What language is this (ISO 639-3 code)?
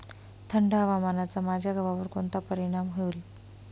mar